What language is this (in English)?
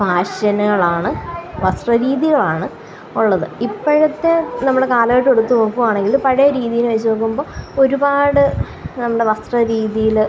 Malayalam